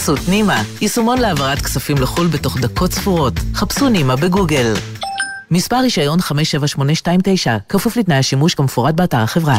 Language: Hebrew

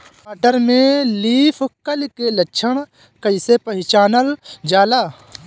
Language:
Bhojpuri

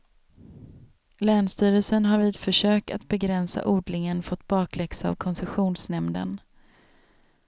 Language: Swedish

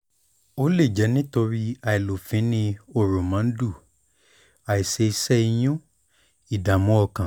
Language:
Yoruba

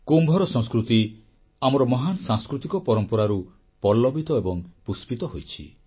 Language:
Odia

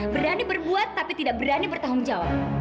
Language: Indonesian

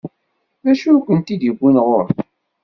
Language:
Kabyle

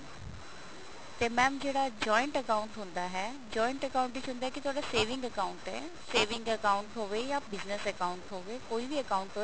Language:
Punjabi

